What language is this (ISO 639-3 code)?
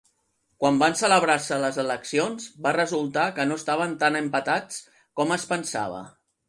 cat